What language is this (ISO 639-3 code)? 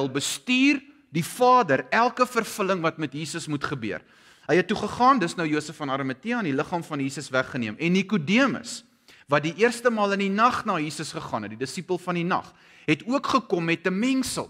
nld